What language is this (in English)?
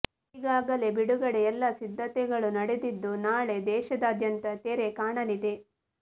Kannada